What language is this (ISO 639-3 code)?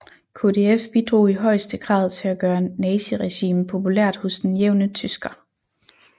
dan